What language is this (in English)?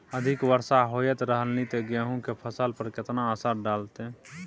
Maithili